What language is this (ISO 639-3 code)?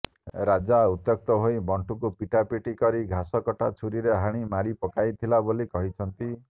ori